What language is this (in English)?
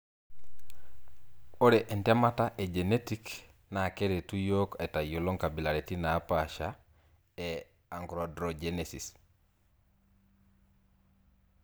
Masai